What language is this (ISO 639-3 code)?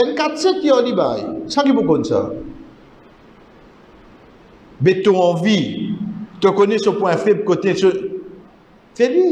fra